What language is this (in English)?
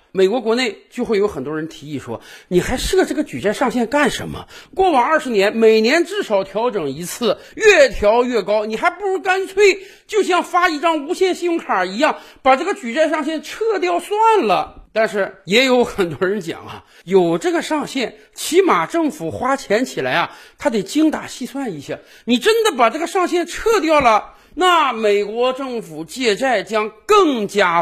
Chinese